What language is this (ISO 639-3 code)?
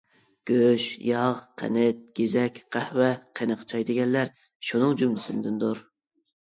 uig